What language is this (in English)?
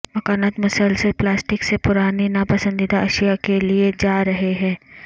Urdu